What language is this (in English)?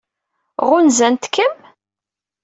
Kabyle